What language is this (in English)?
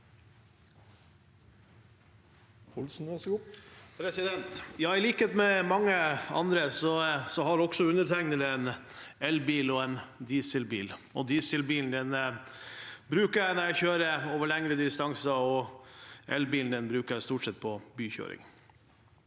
Norwegian